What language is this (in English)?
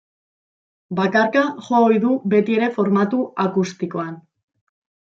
Basque